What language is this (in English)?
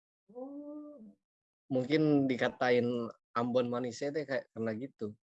Indonesian